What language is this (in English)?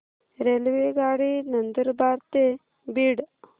Marathi